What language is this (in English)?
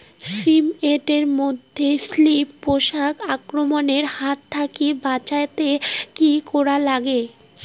Bangla